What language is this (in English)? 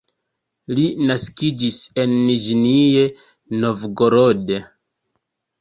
Esperanto